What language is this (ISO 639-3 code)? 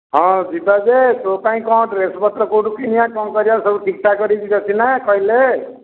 ori